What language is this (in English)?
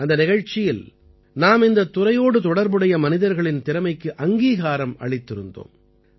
Tamil